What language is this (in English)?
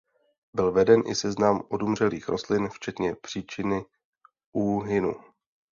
Czech